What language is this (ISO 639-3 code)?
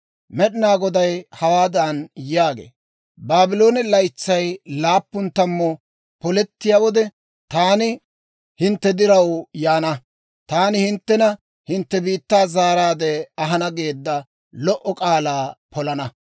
dwr